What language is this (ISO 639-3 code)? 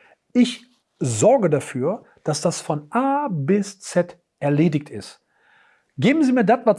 deu